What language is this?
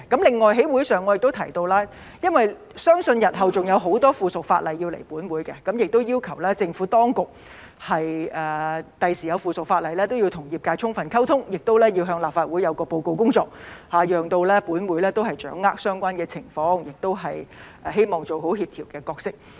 Cantonese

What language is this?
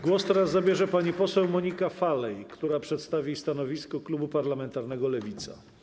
Polish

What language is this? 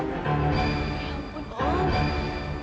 Indonesian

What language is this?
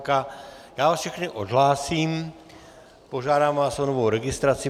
Czech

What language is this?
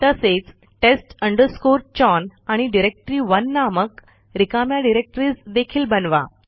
Marathi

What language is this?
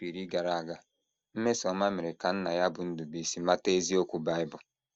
Igbo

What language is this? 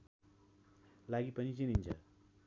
Nepali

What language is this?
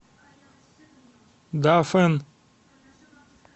Russian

